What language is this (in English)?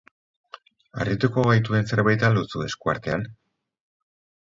Basque